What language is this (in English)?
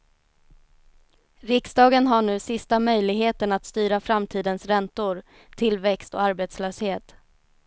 Swedish